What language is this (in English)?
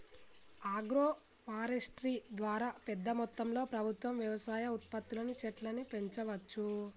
Telugu